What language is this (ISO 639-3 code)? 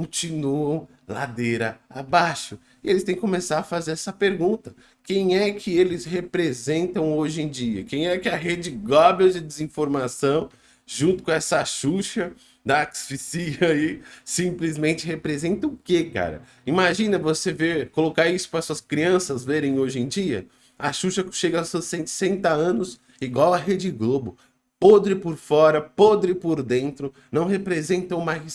por